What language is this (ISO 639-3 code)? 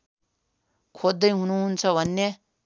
nep